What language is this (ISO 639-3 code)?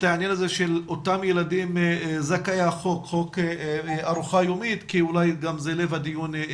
heb